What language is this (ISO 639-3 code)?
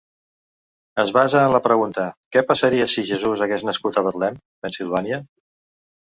cat